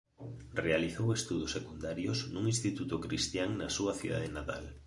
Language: Galician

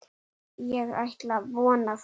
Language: Icelandic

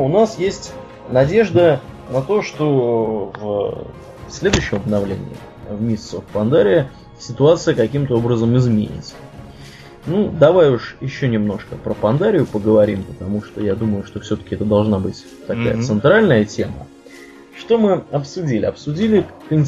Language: Russian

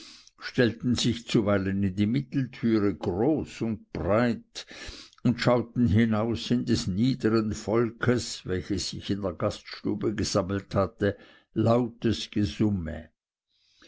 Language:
German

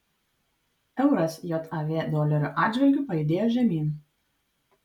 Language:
Lithuanian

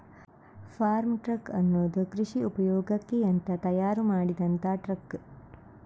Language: Kannada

